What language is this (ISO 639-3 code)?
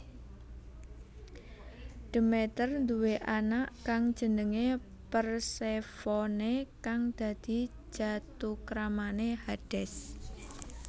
jav